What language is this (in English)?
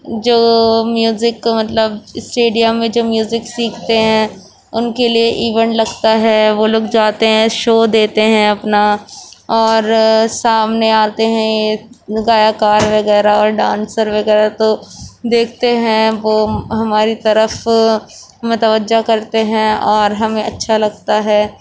Urdu